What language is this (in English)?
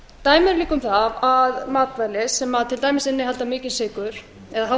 Icelandic